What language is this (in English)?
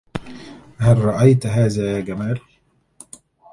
Arabic